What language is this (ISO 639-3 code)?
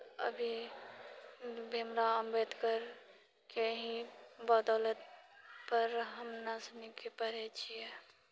mai